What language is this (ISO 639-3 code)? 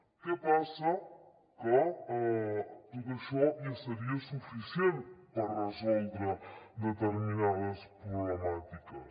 cat